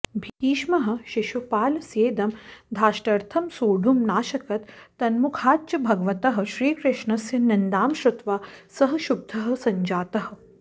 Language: Sanskrit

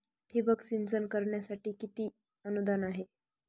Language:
Marathi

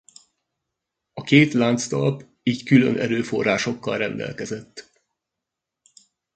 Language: Hungarian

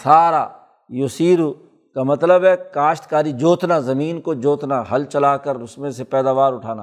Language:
Urdu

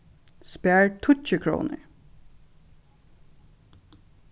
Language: Faroese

